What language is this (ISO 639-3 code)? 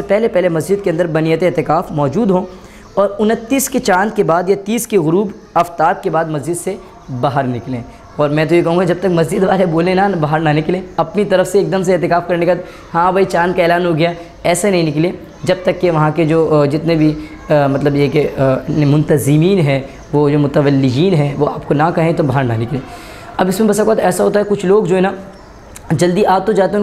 ind